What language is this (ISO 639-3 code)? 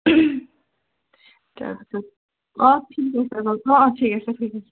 asm